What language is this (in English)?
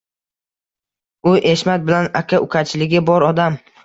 Uzbek